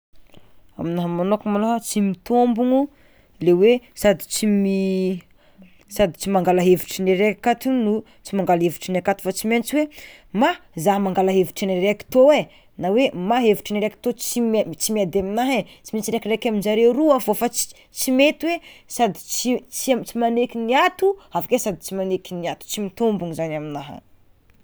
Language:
Tsimihety Malagasy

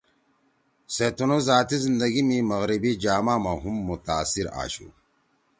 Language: Torwali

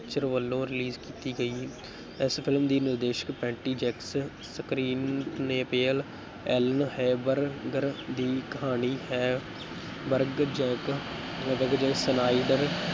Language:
Punjabi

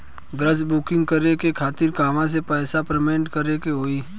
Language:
Bhojpuri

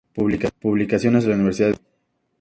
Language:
Spanish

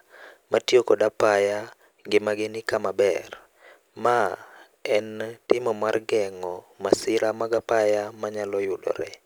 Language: Luo (Kenya and Tanzania)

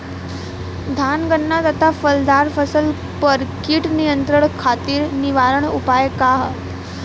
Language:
Bhojpuri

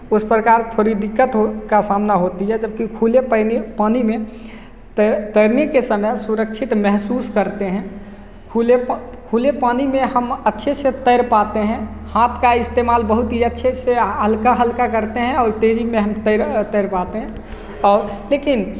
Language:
Hindi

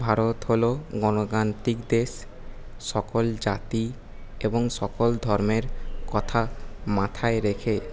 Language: Bangla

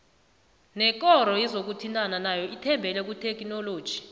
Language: South Ndebele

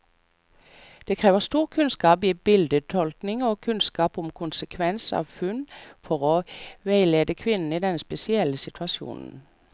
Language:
Norwegian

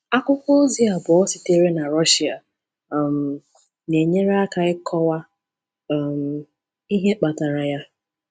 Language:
Igbo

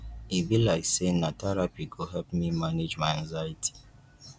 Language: Nigerian Pidgin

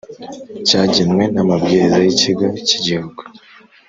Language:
Kinyarwanda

